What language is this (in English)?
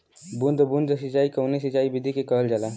Bhojpuri